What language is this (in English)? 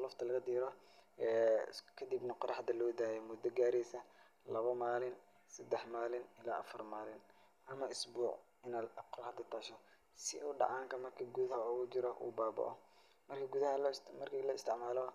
Somali